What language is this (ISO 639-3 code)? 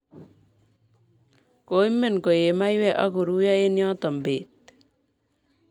kln